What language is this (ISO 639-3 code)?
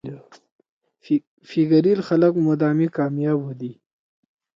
trw